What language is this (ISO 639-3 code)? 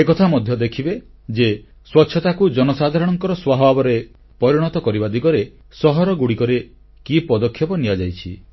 ori